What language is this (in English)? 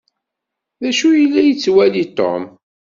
Kabyle